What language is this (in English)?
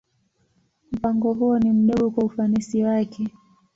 Swahili